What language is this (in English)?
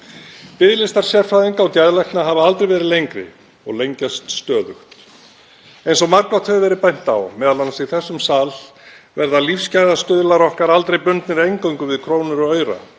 Icelandic